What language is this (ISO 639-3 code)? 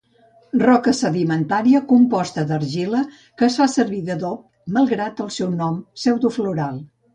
cat